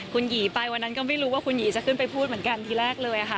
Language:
Thai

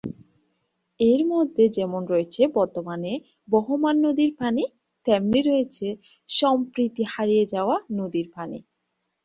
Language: Bangla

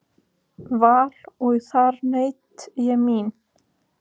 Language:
Icelandic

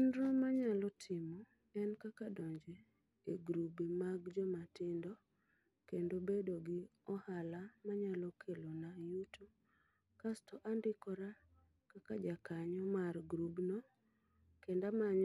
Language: Luo (Kenya and Tanzania)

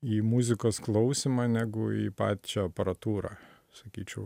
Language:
Lithuanian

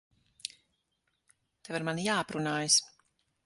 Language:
Latvian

